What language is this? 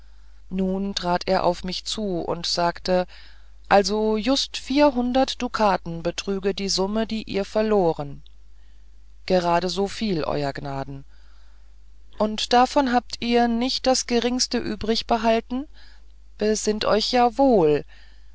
German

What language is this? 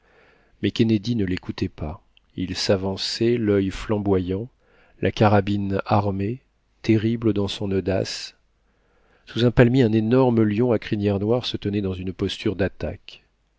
French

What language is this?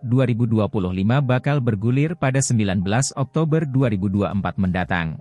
Indonesian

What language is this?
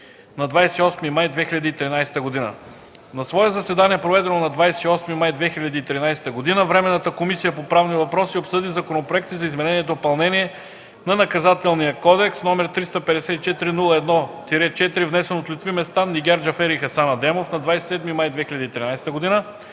Bulgarian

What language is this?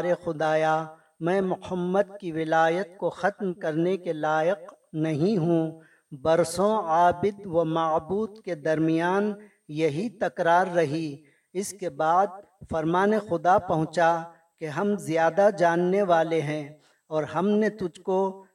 Urdu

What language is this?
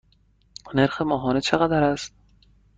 Persian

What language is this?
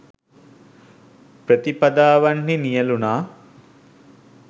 Sinhala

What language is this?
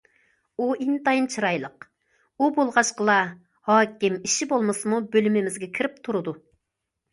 Uyghur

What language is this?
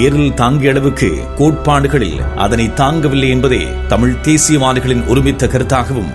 Tamil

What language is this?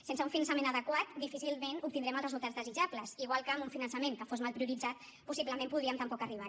Catalan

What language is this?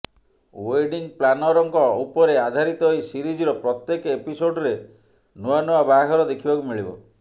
Odia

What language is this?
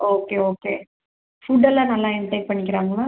Tamil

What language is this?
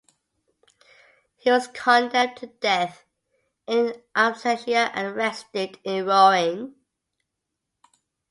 English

